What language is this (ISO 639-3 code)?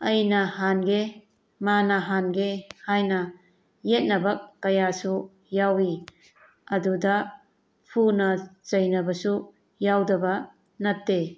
mni